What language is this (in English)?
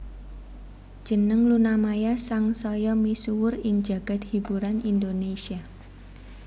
Javanese